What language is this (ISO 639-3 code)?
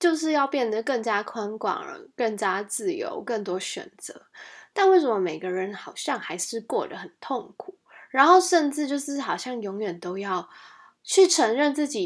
zho